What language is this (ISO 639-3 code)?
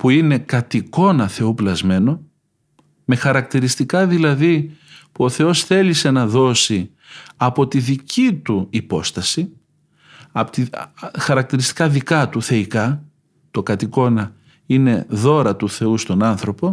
ell